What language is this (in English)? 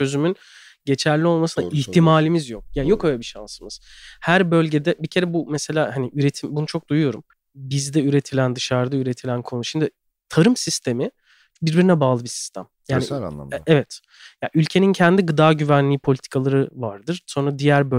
Turkish